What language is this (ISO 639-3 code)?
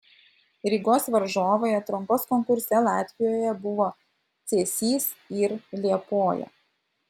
lit